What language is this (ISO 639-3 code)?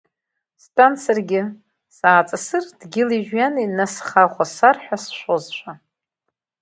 abk